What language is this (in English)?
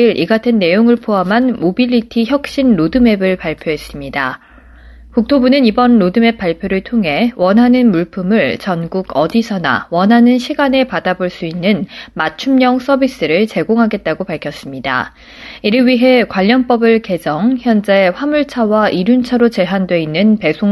Korean